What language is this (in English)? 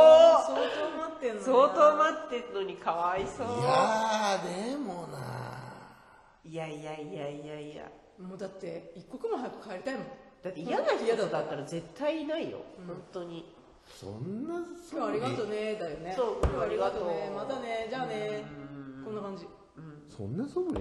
Japanese